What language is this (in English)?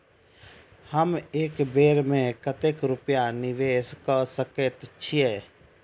Maithili